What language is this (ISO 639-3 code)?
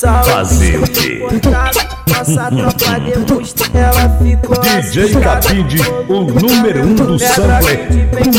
por